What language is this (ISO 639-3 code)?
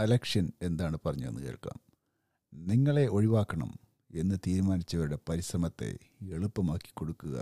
mal